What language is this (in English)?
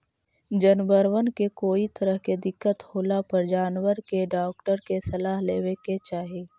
Magahi